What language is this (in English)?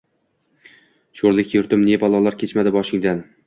Uzbek